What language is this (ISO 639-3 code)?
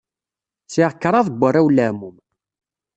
kab